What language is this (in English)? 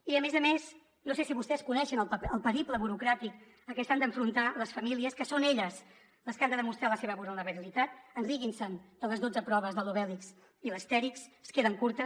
Catalan